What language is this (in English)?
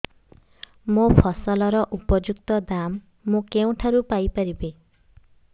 Odia